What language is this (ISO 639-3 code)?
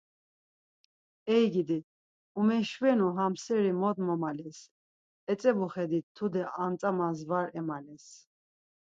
lzz